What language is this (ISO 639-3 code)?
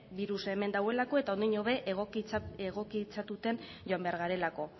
eus